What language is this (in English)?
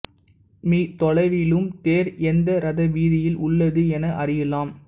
Tamil